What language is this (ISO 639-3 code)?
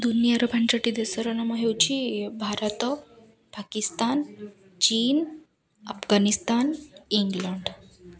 ori